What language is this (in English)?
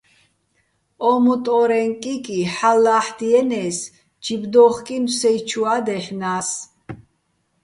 Bats